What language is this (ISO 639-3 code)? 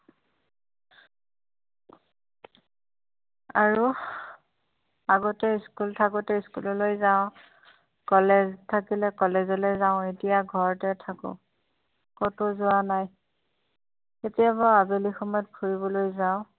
asm